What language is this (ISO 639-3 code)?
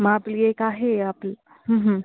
mar